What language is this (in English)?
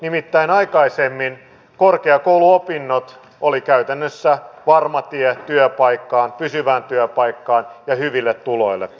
Finnish